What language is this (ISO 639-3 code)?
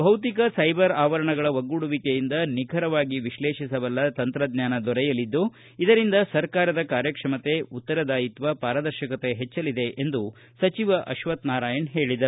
kan